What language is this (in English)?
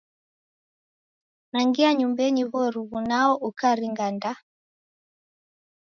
Taita